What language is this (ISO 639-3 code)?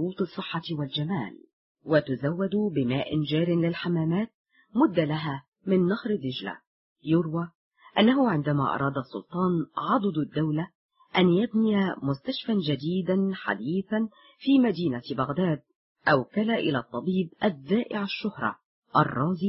ara